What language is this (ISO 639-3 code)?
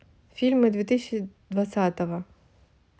rus